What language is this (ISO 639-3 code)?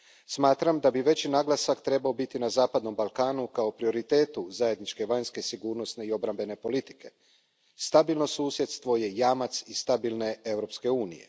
hrv